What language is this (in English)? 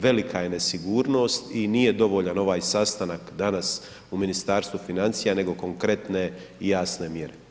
Croatian